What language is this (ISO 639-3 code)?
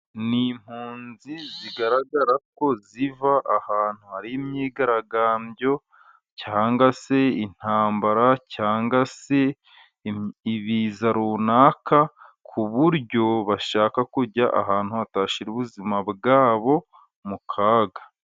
kin